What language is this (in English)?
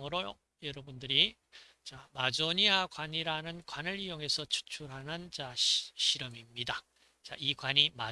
Korean